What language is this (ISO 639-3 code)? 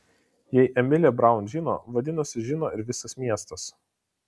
lit